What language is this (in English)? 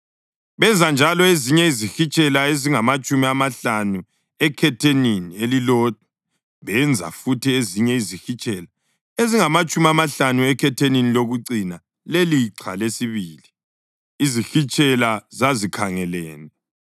North Ndebele